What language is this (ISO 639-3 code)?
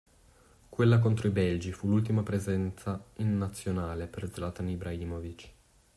ita